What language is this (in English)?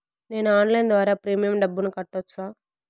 Telugu